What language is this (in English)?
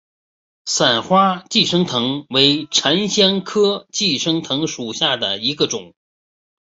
Chinese